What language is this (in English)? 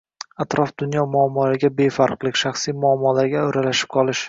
Uzbek